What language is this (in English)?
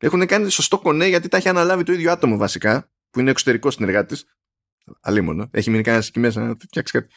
Greek